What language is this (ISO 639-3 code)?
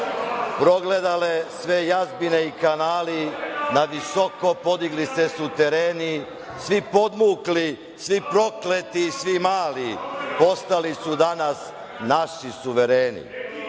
srp